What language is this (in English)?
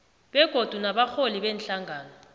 South Ndebele